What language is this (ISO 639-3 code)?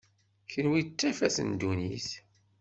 kab